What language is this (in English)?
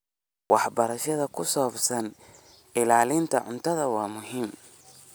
Somali